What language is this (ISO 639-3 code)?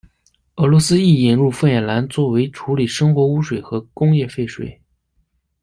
zho